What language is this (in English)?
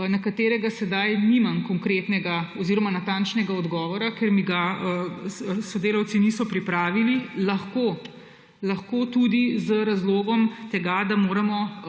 Slovenian